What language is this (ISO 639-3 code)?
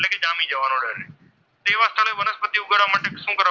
guj